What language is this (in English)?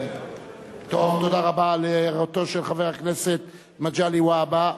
Hebrew